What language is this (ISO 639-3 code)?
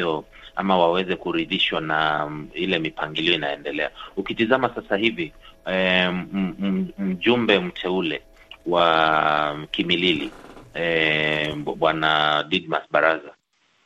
swa